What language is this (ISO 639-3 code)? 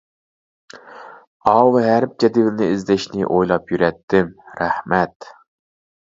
uig